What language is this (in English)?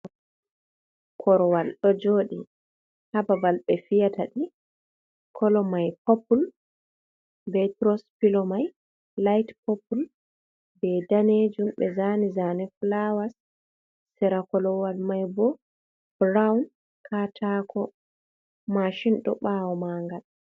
Fula